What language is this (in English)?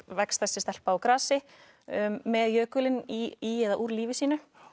Icelandic